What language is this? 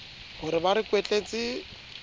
Southern Sotho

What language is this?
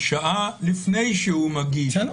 Hebrew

